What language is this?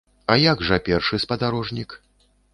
Belarusian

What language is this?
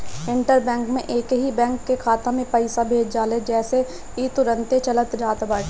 Bhojpuri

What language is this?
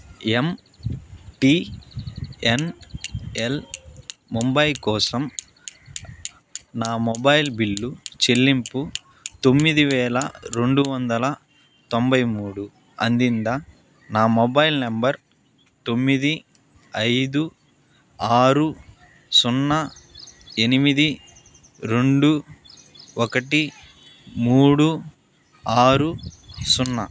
Telugu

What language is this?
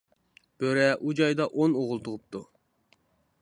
Uyghur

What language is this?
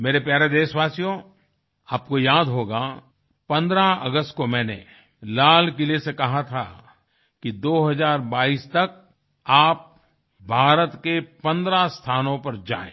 Hindi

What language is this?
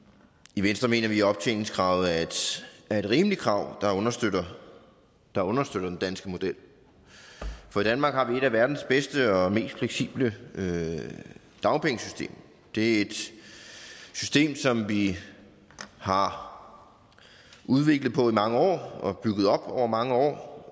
Danish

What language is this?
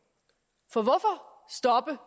Danish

